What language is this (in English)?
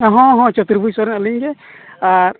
Santali